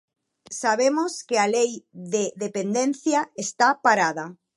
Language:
Galician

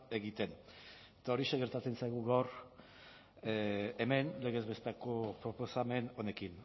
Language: Basque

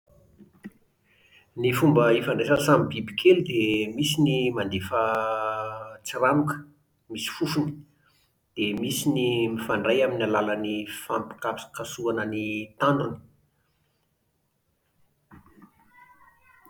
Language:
Malagasy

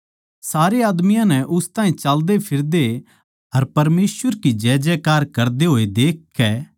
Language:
Haryanvi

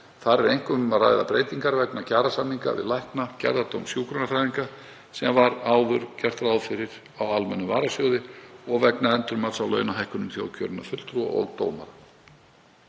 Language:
Icelandic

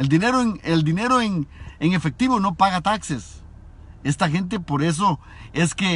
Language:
Spanish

